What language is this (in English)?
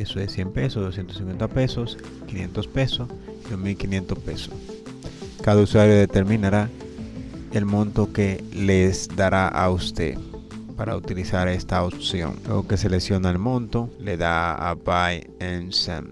Spanish